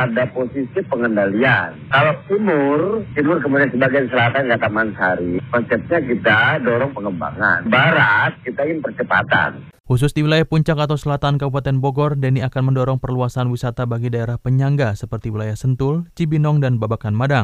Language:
Indonesian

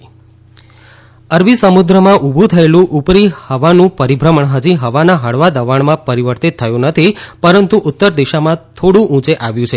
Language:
Gujarati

